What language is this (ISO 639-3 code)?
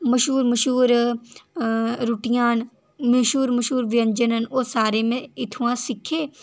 doi